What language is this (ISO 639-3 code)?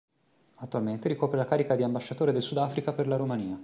ita